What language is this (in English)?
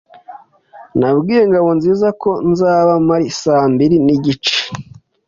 Kinyarwanda